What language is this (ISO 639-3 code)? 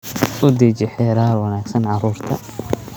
som